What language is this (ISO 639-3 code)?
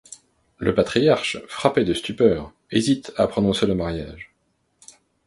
fra